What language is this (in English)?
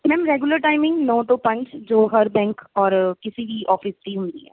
Punjabi